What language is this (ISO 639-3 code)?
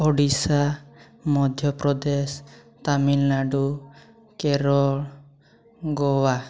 ori